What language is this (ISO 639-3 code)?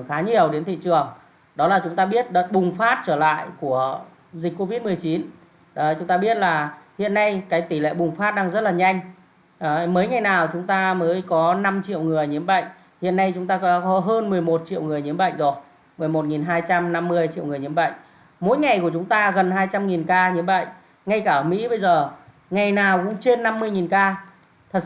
vie